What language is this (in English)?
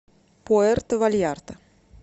Russian